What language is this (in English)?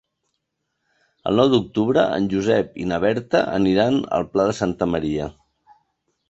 Catalan